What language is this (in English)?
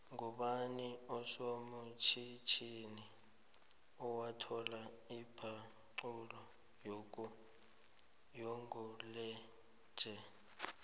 South Ndebele